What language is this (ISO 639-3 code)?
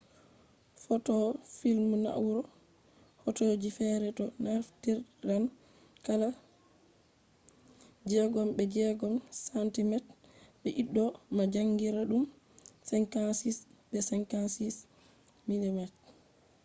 ful